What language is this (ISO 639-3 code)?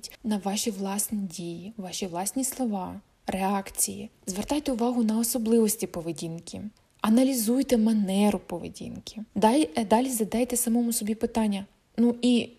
ukr